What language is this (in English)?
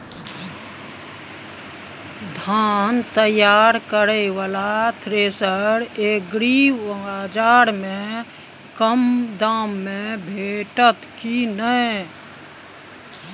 Maithili